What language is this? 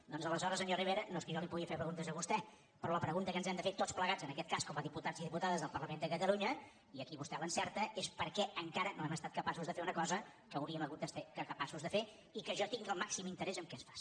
Catalan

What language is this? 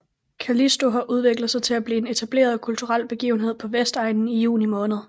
Danish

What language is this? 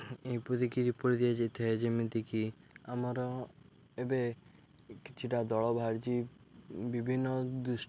Odia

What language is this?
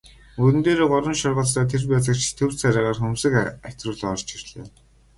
Mongolian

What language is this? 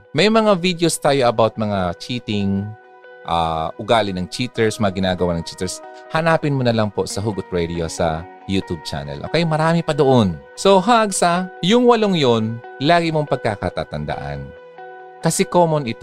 Filipino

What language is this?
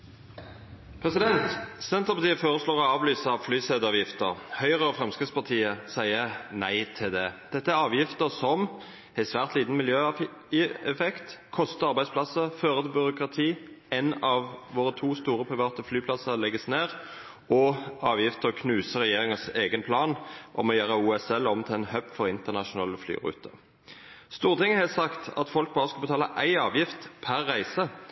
Norwegian Nynorsk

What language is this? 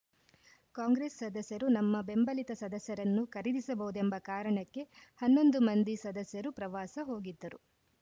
Kannada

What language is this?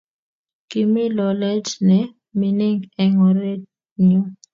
Kalenjin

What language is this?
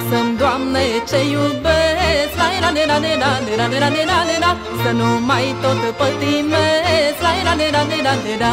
Romanian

